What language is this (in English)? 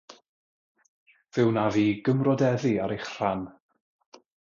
Welsh